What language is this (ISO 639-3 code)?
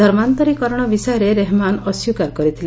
ori